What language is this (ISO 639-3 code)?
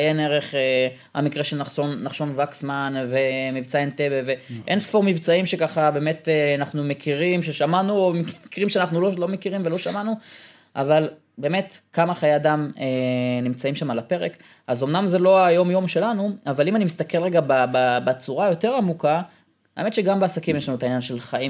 heb